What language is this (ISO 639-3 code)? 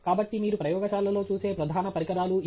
tel